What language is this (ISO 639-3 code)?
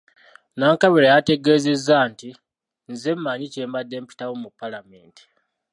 lug